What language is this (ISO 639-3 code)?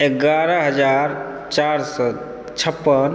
mai